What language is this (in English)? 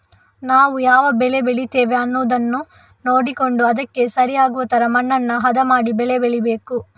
Kannada